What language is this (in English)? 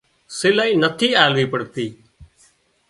Wadiyara Koli